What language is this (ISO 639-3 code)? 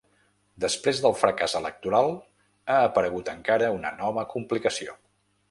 cat